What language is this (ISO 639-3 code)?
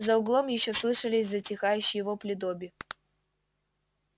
rus